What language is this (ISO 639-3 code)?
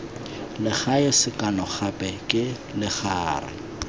tsn